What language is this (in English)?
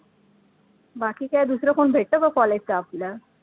Marathi